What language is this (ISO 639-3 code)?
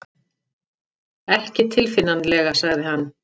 isl